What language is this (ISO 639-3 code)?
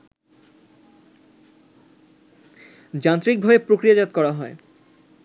ben